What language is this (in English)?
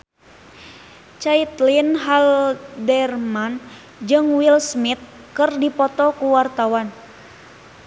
Sundanese